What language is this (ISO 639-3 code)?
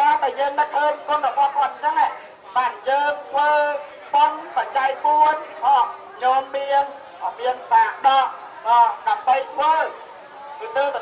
por